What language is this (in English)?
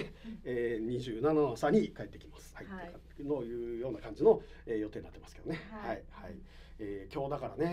Japanese